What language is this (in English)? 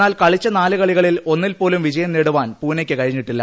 Malayalam